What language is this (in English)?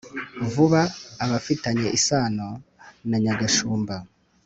Kinyarwanda